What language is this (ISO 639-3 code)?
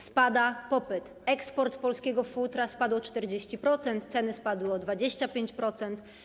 pol